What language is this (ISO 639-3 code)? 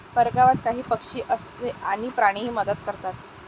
mar